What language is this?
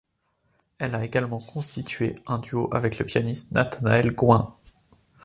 French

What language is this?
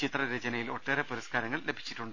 Malayalam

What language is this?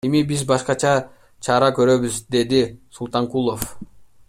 Kyrgyz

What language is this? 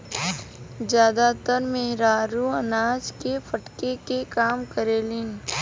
Bhojpuri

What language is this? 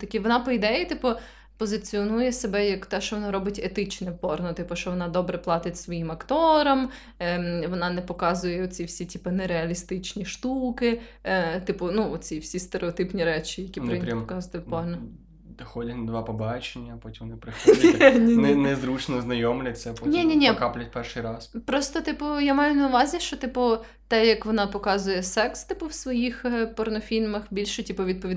Ukrainian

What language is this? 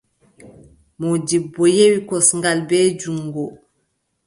Adamawa Fulfulde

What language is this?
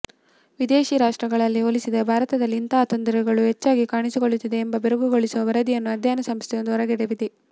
Kannada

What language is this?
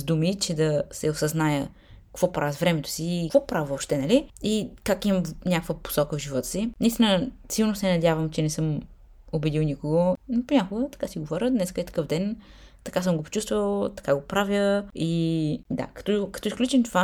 Bulgarian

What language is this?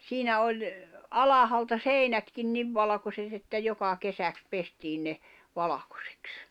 Finnish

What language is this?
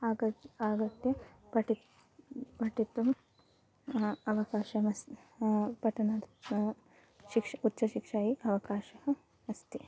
Sanskrit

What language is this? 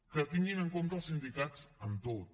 Catalan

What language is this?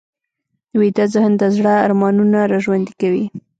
Pashto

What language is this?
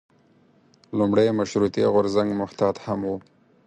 Pashto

